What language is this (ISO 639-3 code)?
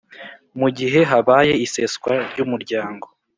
kin